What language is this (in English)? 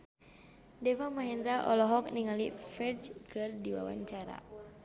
Sundanese